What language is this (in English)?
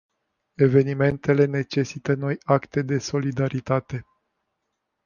Romanian